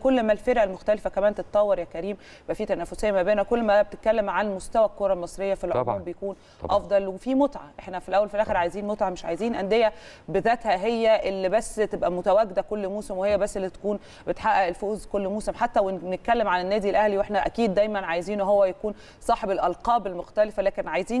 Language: Arabic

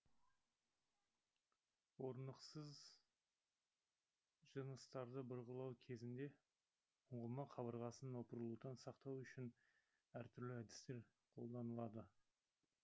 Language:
Kazakh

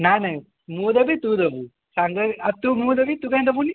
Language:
Odia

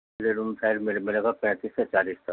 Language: Urdu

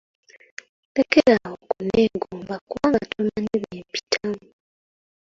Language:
Ganda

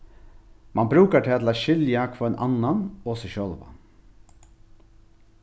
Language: Faroese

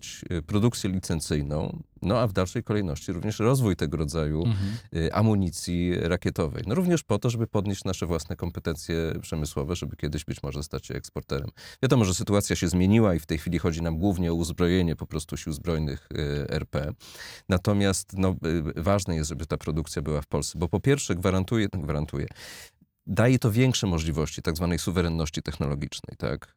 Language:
Polish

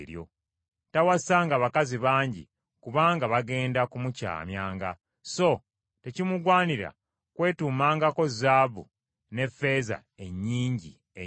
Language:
Ganda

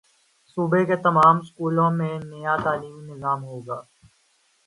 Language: Urdu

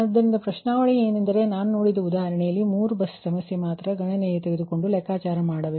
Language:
Kannada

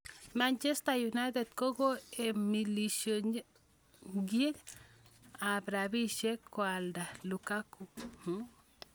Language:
Kalenjin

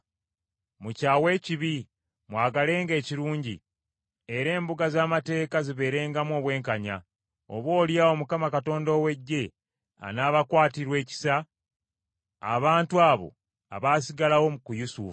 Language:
Ganda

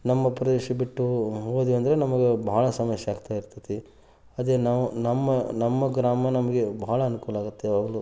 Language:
Kannada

